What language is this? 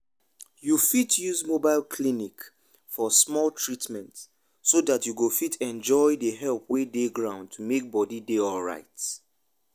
Nigerian Pidgin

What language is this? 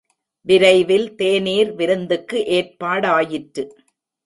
Tamil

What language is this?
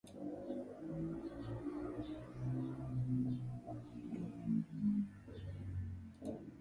Latvian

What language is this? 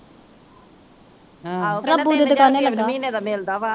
Punjabi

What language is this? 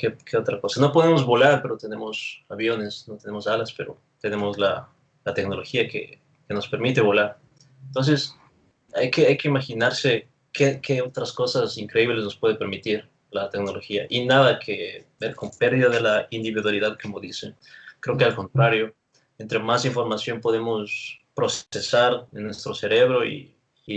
Spanish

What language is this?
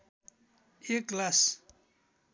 Nepali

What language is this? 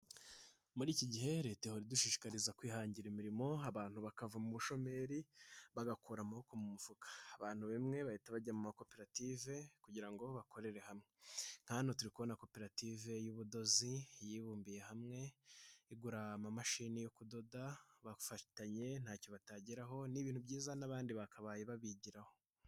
Kinyarwanda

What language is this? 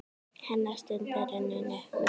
Icelandic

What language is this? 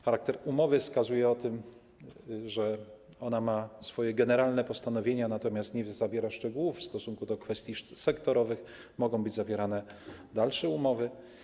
Polish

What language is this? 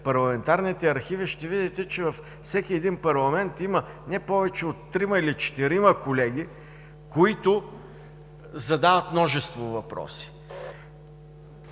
Bulgarian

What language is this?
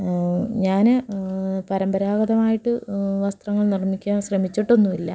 Malayalam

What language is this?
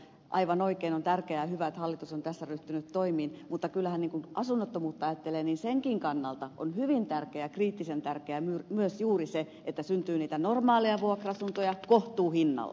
Finnish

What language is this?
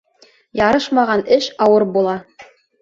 Bashkir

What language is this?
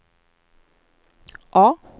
Swedish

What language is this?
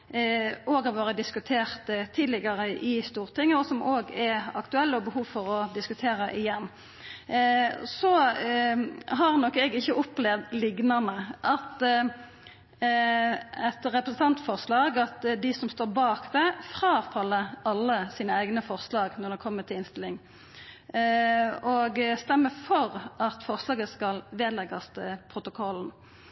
Norwegian Nynorsk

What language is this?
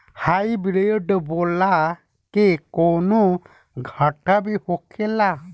Bhojpuri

